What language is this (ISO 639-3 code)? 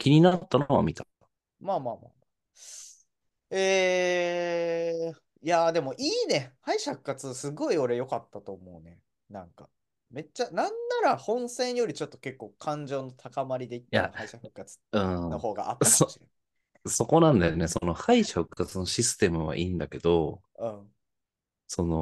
jpn